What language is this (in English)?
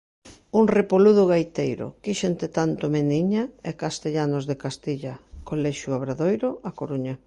Galician